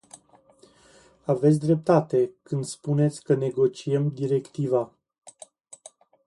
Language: Romanian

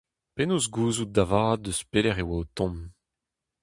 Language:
Breton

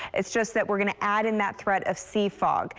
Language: English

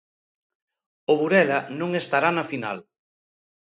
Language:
Galician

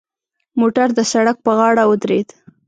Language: Pashto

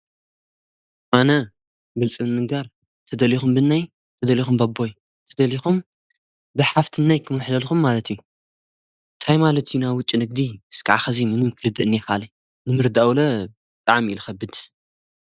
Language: Tigrinya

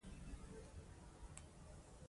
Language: Pashto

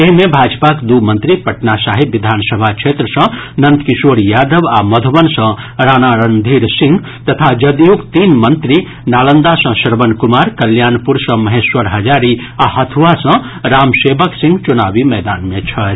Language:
Maithili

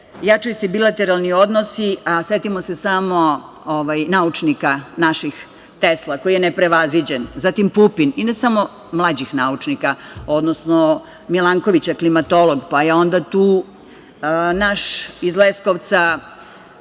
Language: Serbian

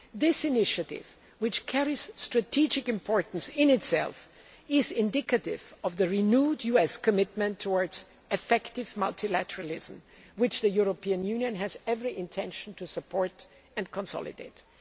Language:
English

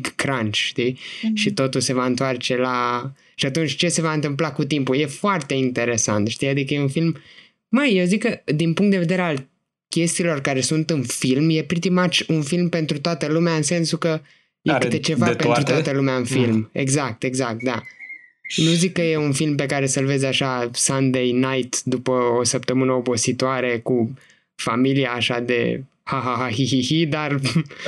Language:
Romanian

